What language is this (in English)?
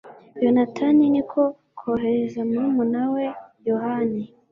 Kinyarwanda